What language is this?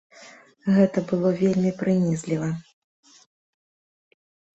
Belarusian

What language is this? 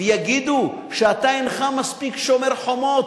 Hebrew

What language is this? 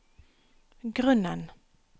Norwegian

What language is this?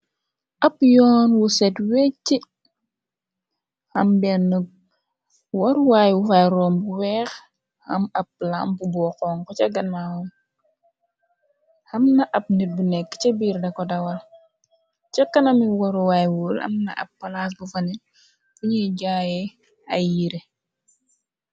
Wolof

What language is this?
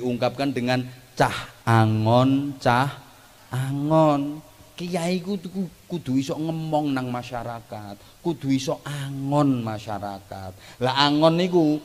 Indonesian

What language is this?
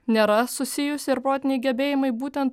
Lithuanian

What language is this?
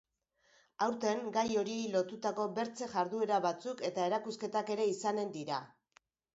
Basque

